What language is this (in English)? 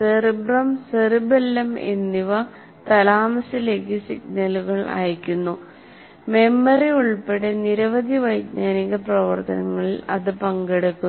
Malayalam